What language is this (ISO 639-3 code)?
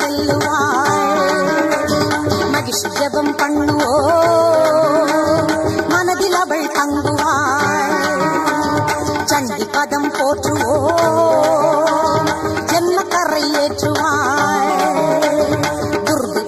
ara